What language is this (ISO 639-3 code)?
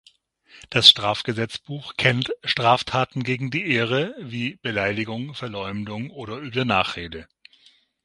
deu